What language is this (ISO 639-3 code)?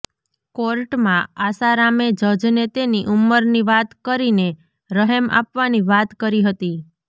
guj